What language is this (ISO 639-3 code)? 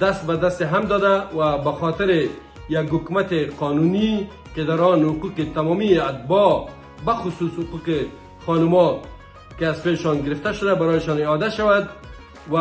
fas